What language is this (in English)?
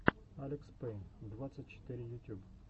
Russian